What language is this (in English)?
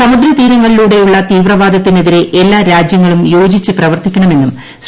Malayalam